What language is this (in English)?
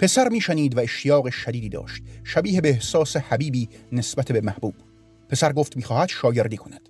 Persian